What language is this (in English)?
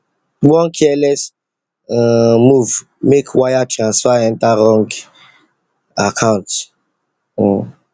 Nigerian Pidgin